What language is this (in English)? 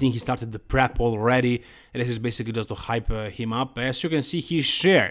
English